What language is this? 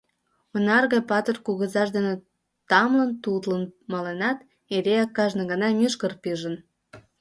Mari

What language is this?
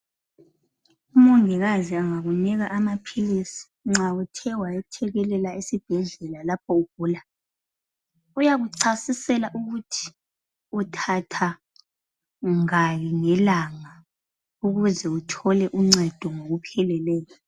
North Ndebele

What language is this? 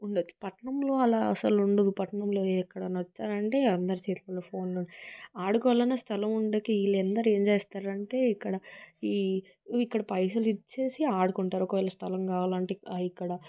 Telugu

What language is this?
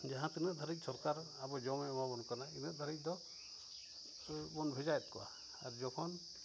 Santali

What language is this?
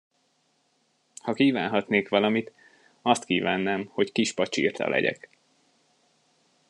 Hungarian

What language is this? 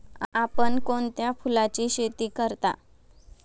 Marathi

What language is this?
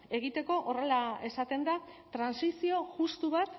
Basque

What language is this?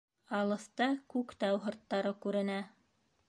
Bashkir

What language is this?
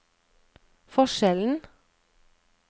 Norwegian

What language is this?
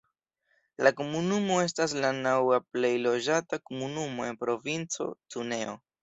Esperanto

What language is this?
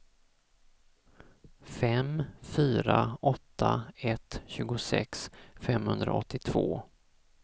Swedish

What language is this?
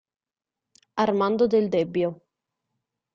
Italian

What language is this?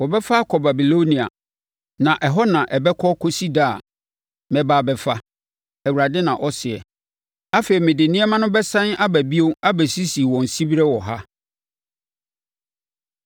Akan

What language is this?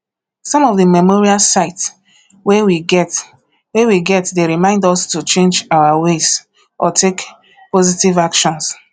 Nigerian Pidgin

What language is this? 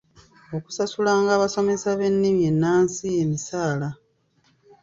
Ganda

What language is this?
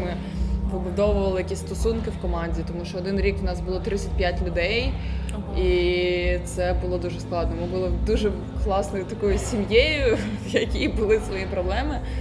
Ukrainian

